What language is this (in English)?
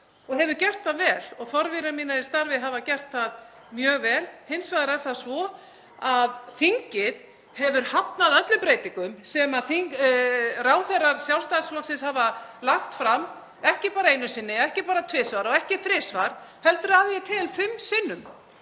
Icelandic